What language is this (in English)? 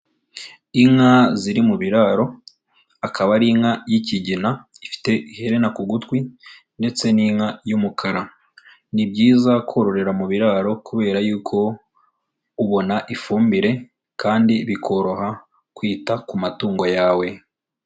Kinyarwanda